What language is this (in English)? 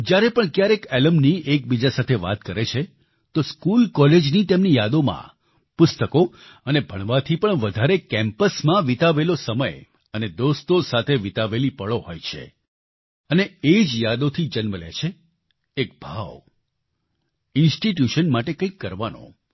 Gujarati